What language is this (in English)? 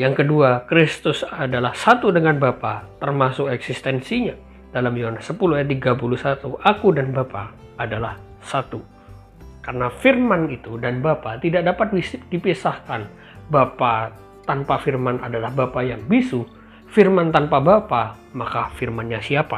Indonesian